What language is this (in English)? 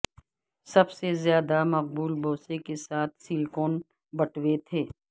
Urdu